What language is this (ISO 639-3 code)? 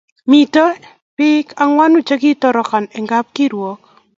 kln